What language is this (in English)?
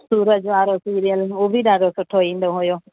Sindhi